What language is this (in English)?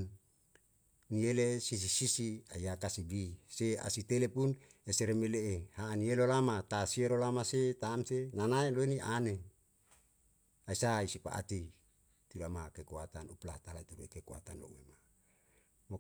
Yalahatan